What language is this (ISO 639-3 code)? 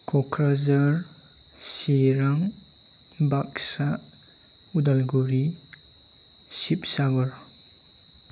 brx